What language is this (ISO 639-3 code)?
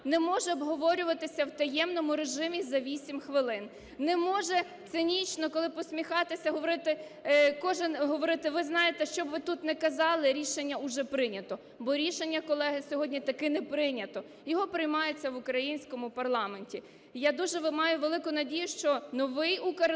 ukr